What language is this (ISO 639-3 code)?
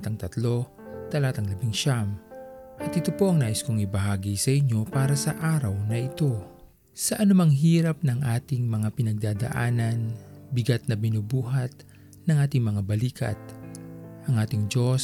fil